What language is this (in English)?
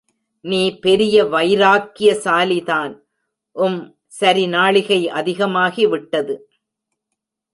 Tamil